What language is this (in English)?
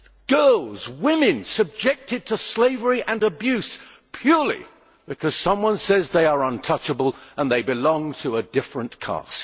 English